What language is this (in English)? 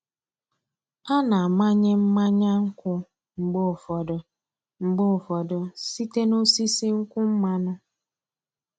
Igbo